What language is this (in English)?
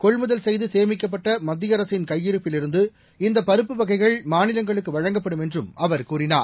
Tamil